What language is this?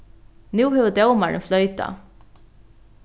Faroese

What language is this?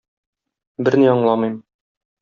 Tatar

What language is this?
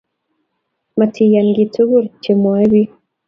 Kalenjin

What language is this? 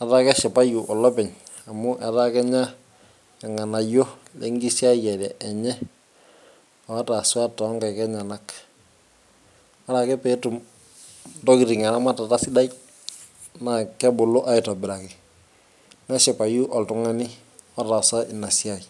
Masai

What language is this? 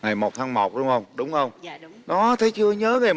Vietnamese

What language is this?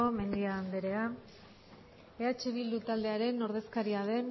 Basque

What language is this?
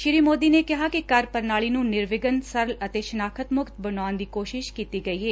Punjabi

